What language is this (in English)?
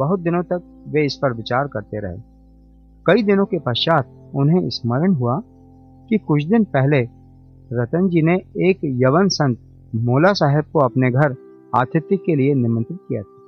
Hindi